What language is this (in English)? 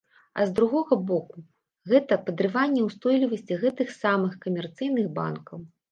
Belarusian